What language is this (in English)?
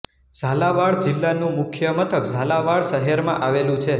Gujarati